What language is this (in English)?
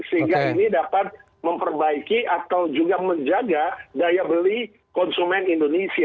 Indonesian